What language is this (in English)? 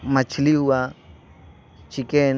Urdu